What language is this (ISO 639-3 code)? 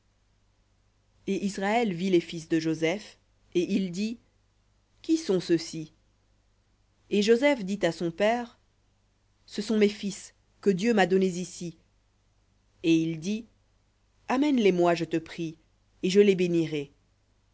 fra